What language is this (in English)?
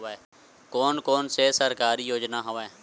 Chhattisgarhi